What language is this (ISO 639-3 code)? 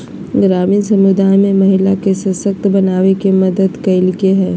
mag